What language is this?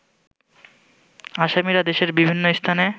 Bangla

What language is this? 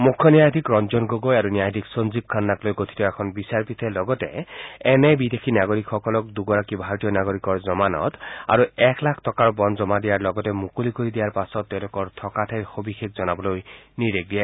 Assamese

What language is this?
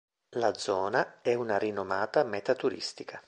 Italian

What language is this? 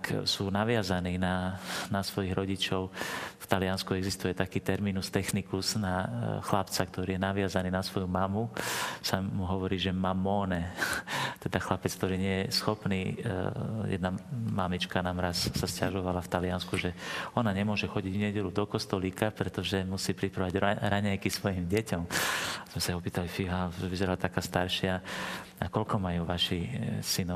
Slovak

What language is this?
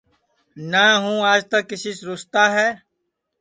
Sansi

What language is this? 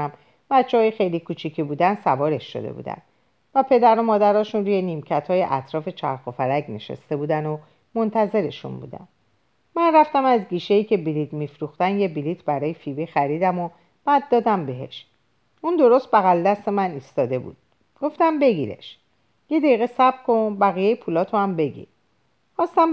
Persian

